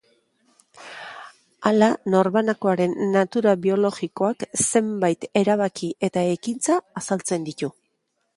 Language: Basque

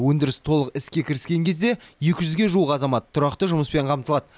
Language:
Kazakh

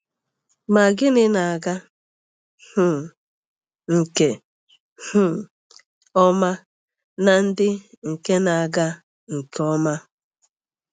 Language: Igbo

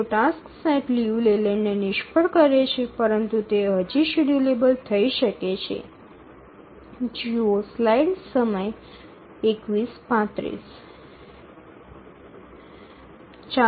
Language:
Gujarati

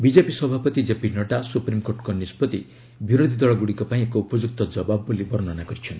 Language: Odia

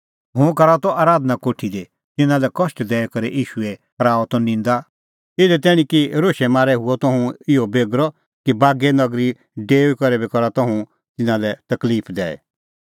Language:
Kullu Pahari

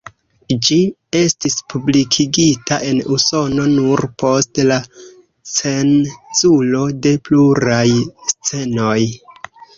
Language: Esperanto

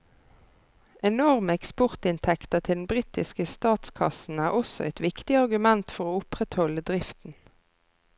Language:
Norwegian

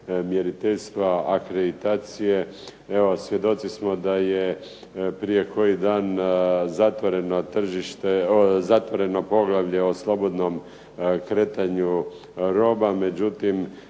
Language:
Croatian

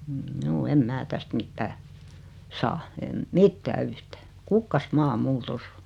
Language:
Finnish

